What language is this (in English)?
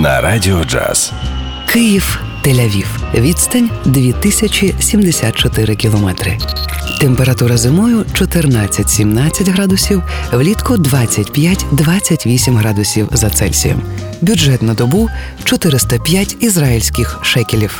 Ukrainian